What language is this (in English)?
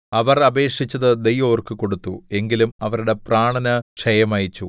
Malayalam